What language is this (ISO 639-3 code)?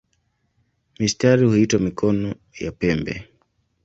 swa